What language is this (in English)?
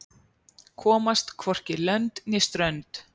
Icelandic